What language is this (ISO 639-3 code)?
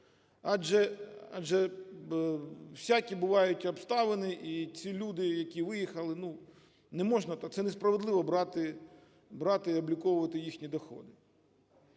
ukr